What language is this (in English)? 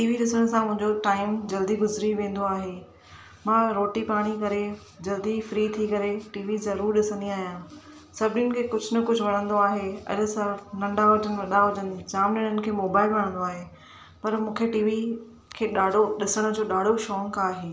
Sindhi